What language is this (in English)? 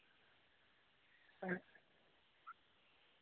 Dogri